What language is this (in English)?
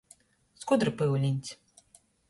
Latgalian